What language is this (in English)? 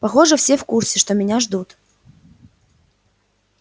Russian